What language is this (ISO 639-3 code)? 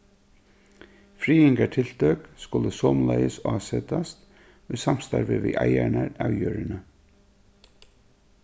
fao